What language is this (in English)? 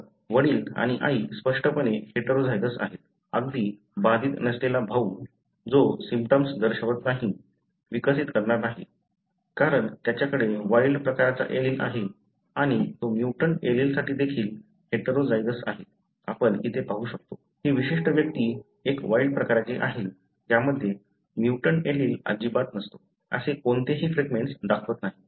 Marathi